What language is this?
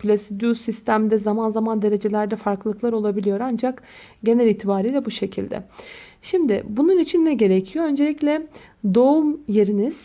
Turkish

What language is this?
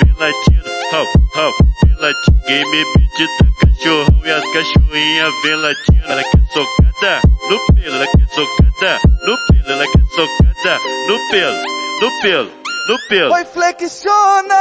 Portuguese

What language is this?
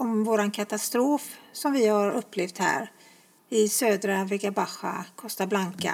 Swedish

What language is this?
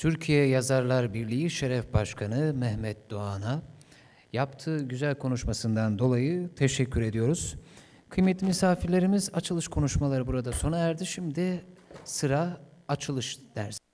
Turkish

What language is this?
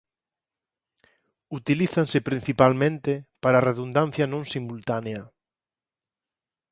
Galician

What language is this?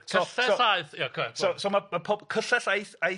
Welsh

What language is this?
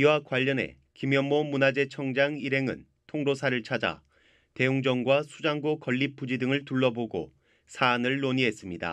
Korean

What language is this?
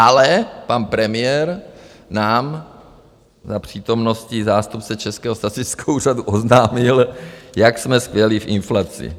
Czech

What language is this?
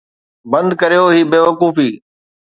Sindhi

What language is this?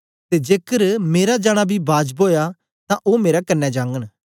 Dogri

